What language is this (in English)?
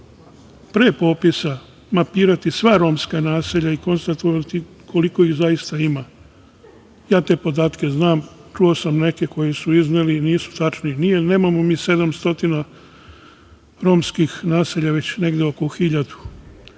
Serbian